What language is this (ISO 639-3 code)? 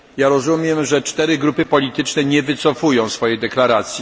pol